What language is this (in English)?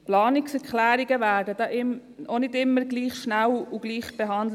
Swiss German